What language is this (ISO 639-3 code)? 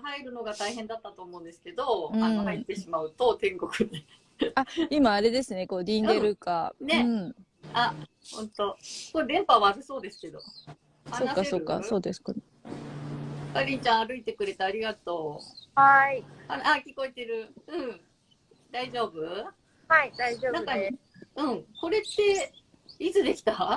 jpn